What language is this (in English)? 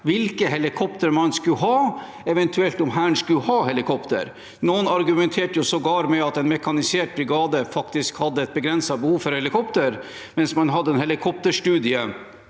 Norwegian